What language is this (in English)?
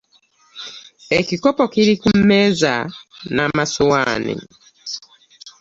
Ganda